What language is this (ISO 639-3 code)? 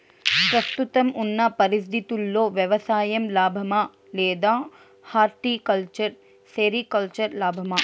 tel